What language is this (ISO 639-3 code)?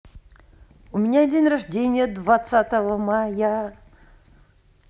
rus